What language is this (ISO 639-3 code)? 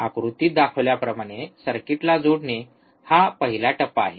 mar